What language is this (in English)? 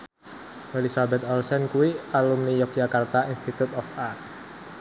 Javanese